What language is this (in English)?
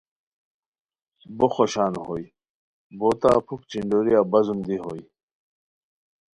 Khowar